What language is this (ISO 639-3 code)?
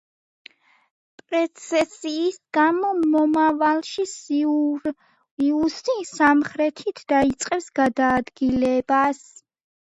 kat